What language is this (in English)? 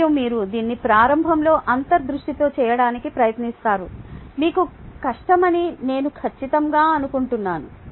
Telugu